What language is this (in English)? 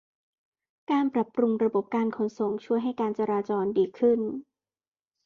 Thai